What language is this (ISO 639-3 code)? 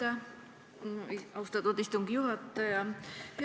est